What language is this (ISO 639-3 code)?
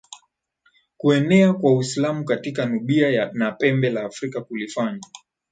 swa